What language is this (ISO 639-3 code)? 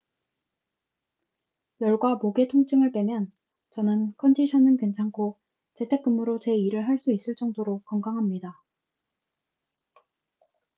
kor